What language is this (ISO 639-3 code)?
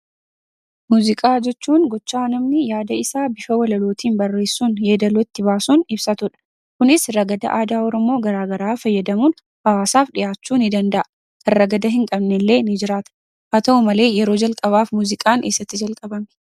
orm